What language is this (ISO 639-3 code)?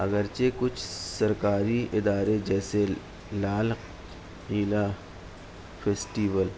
urd